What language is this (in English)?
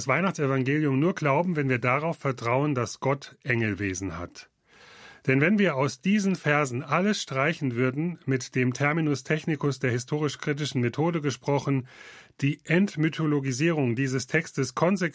German